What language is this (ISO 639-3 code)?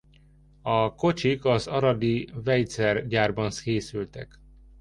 hun